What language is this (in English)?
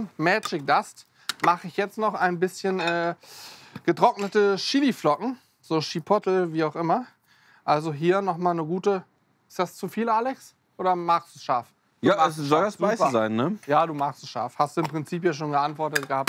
German